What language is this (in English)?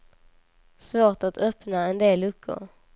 Swedish